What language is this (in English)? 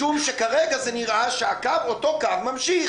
Hebrew